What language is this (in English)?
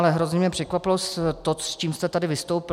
Czech